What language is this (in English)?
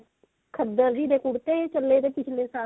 Punjabi